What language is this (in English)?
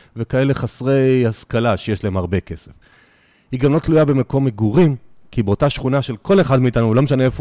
Hebrew